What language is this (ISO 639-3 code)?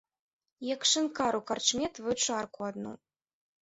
bel